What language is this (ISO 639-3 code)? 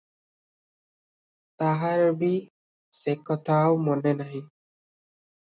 ori